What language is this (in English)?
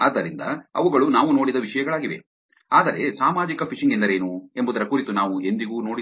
Kannada